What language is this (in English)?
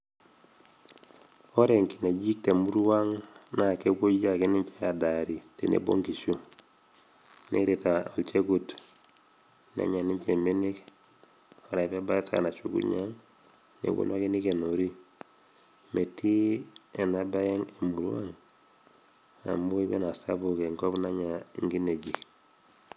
Masai